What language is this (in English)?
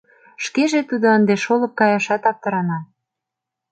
Mari